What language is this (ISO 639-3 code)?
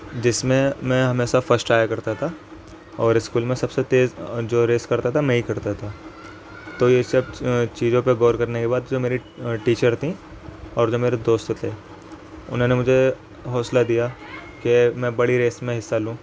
urd